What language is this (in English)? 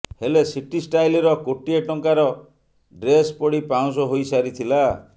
Odia